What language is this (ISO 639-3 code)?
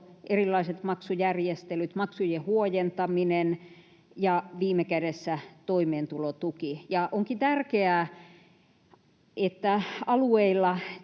fin